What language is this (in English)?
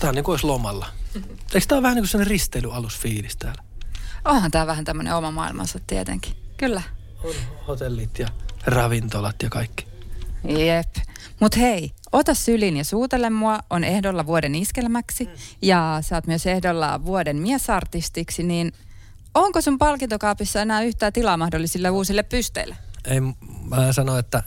Finnish